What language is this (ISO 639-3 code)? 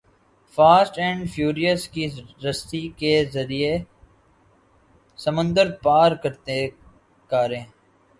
urd